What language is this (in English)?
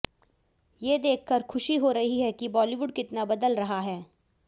Hindi